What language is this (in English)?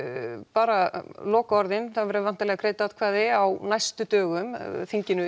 Icelandic